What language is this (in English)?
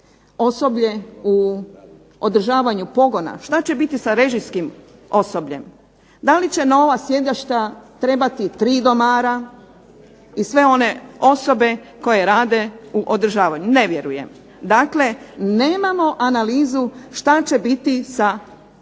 Croatian